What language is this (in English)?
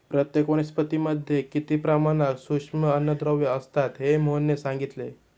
Marathi